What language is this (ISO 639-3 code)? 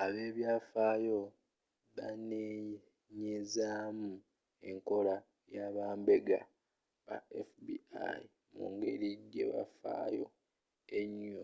lug